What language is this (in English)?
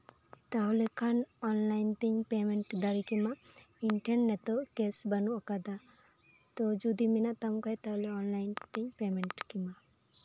Santali